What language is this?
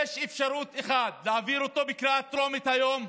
Hebrew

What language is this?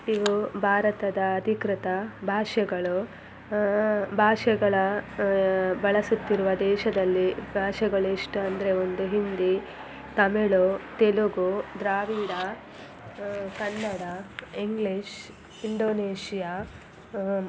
Kannada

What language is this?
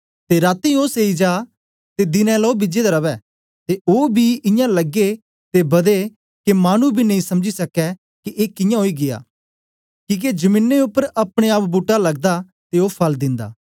Dogri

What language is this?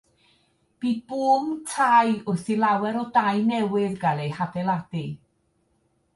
Welsh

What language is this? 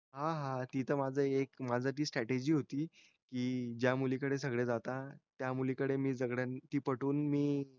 Marathi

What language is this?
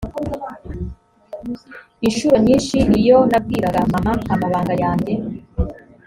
Kinyarwanda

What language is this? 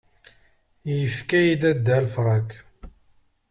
Kabyle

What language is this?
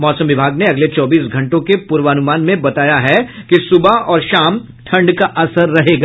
Hindi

